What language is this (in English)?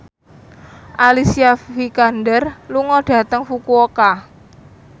Javanese